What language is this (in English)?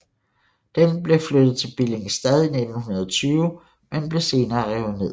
Danish